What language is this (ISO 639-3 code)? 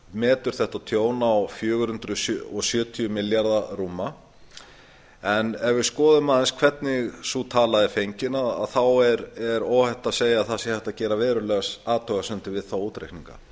isl